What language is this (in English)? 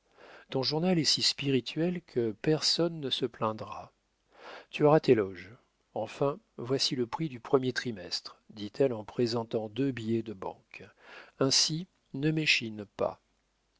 French